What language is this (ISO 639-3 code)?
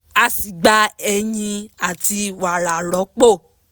yor